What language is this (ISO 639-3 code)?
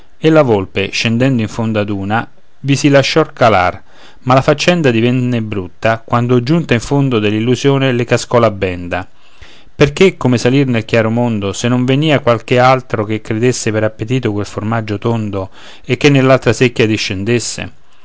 ita